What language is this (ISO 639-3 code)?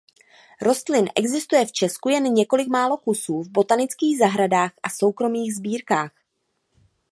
ces